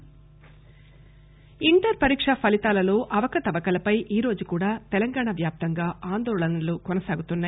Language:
Telugu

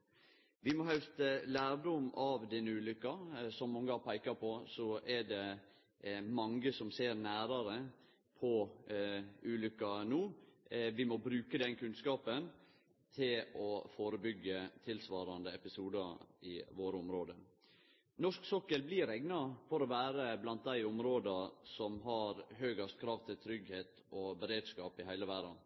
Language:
Norwegian Nynorsk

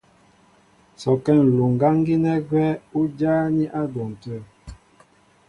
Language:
Mbo (Cameroon)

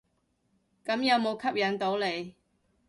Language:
Cantonese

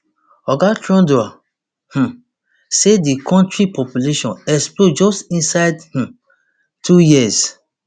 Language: Nigerian Pidgin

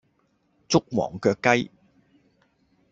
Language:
Cantonese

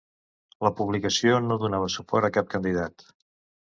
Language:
Catalan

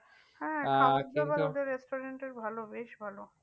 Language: Bangla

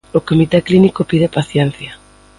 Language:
Galician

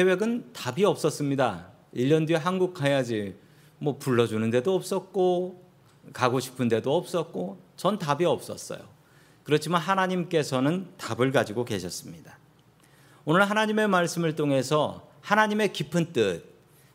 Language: Korean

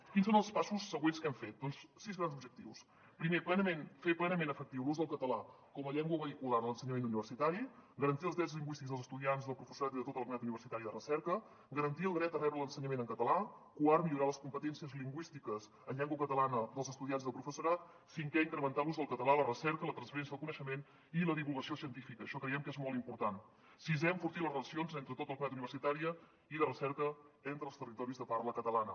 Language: Catalan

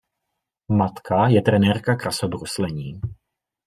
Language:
Czech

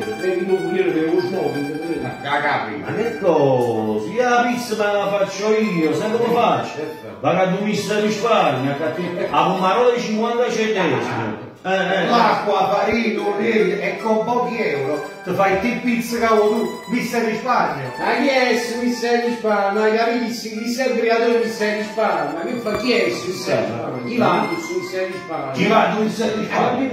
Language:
Italian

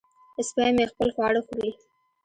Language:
Pashto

